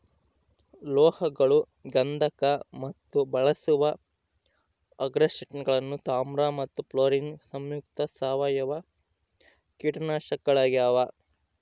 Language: Kannada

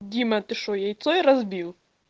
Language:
Russian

